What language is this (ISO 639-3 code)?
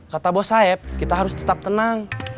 ind